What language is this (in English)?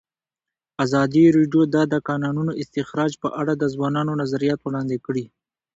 Pashto